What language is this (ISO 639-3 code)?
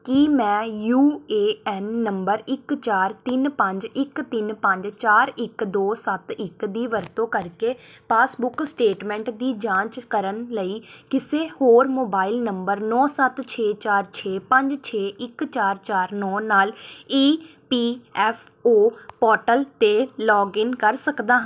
pan